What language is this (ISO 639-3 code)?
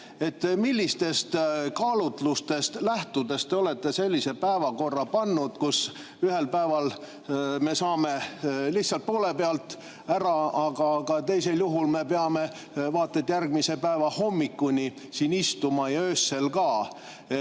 est